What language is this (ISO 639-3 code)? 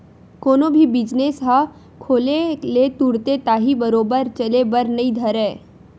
hne